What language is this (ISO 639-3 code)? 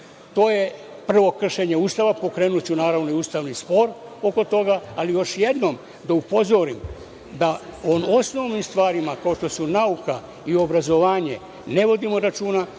srp